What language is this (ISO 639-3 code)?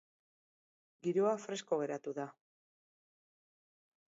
eus